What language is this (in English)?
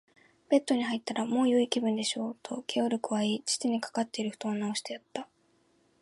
Japanese